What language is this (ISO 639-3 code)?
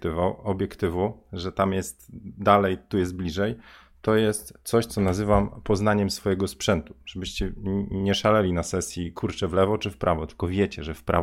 pol